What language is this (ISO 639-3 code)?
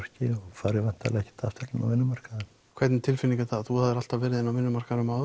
isl